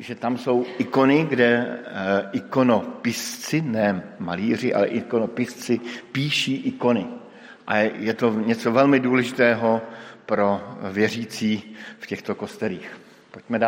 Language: Czech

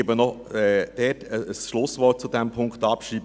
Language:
Swiss German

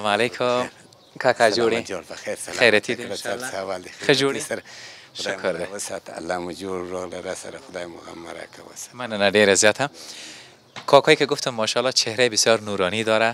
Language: Persian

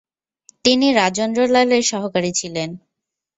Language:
Bangla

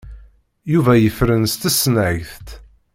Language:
Kabyle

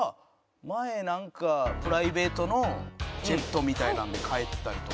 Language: Japanese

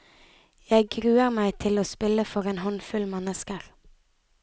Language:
Norwegian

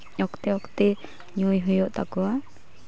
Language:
Santali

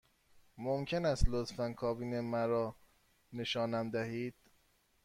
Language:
Persian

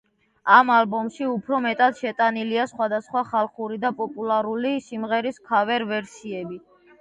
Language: Georgian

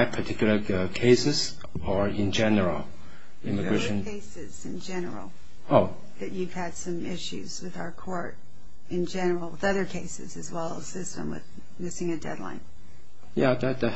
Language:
English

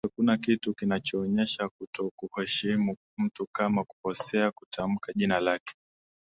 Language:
Swahili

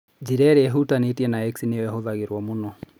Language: Kikuyu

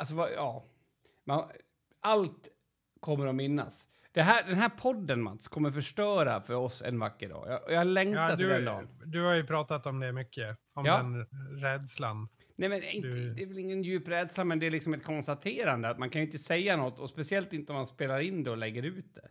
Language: Swedish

